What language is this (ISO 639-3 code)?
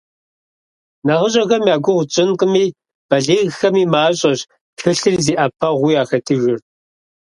kbd